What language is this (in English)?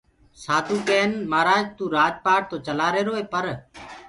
Gurgula